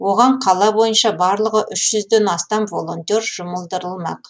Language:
Kazakh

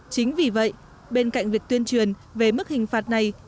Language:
Vietnamese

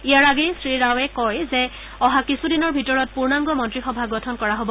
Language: Assamese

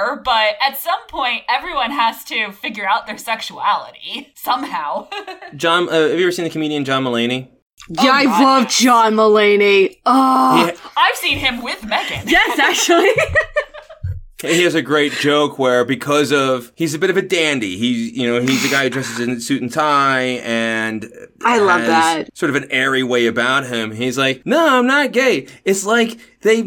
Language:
English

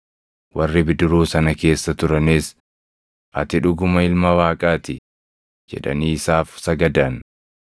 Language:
Oromo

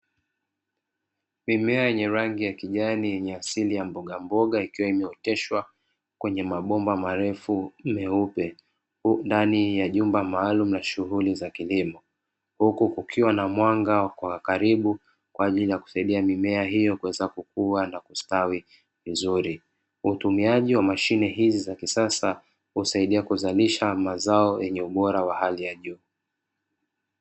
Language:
Swahili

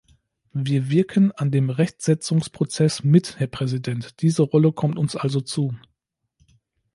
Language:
German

